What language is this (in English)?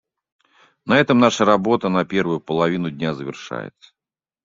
Russian